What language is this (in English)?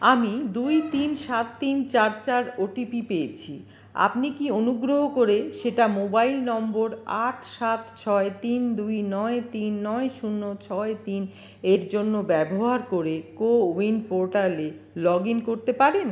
Bangla